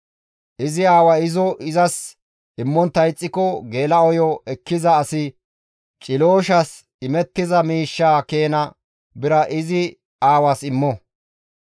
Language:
Gamo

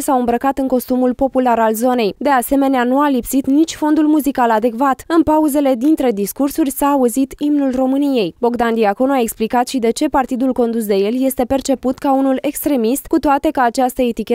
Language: Romanian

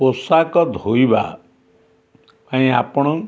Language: Odia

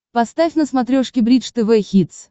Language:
Russian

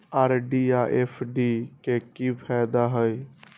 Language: Magahi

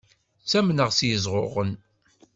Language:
Kabyle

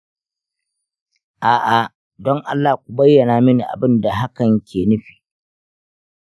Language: Hausa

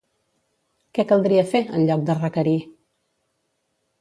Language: Catalan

